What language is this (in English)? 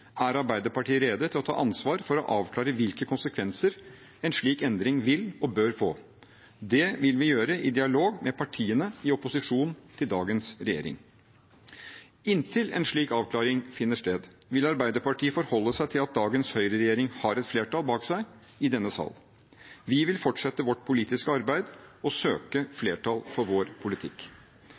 Norwegian Bokmål